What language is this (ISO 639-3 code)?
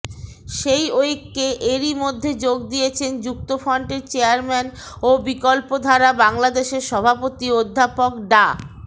ben